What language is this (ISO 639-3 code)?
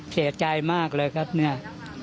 tha